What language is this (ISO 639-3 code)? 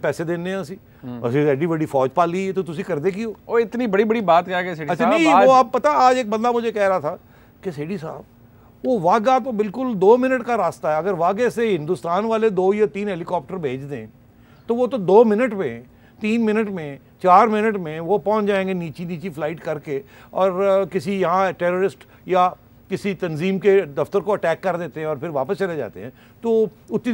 hin